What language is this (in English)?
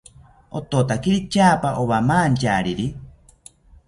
South Ucayali Ashéninka